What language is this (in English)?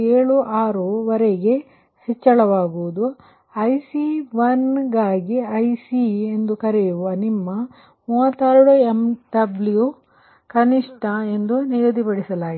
Kannada